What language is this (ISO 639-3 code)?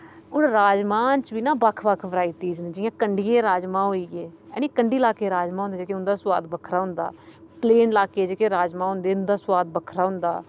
doi